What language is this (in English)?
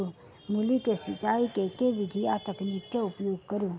Maithili